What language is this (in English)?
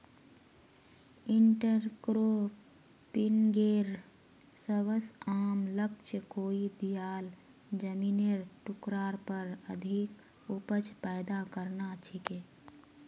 Magahi